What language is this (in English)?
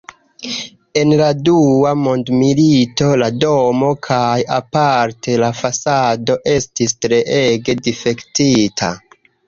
Esperanto